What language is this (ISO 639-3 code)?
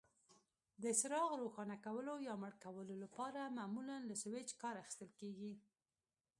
pus